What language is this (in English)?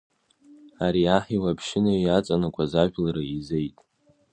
Abkhazian